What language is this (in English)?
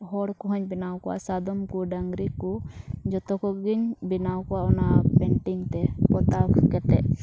Santali